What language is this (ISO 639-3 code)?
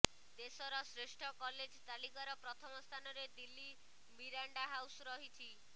ori